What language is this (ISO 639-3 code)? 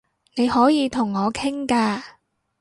yue